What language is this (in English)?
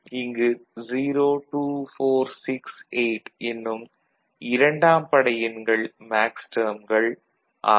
Tamil